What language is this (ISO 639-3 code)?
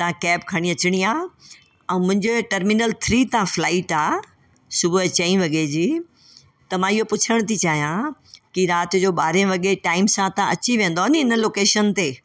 snd